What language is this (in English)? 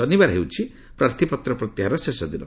Odia